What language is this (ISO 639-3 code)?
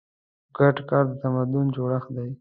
pus